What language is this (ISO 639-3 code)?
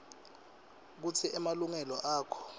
ssw